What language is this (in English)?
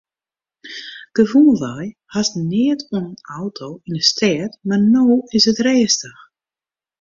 Western Frisian